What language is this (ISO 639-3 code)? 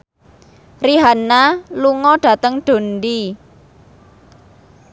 jav